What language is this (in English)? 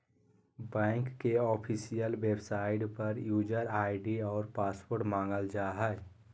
Magahi